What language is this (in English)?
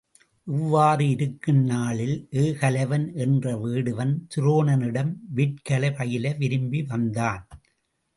Tamil